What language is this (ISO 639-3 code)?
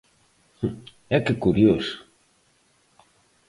glg